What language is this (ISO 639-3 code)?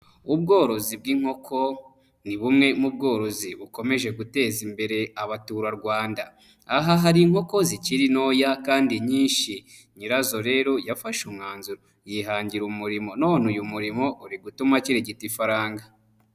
kin